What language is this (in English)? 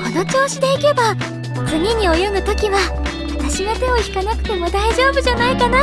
Japanese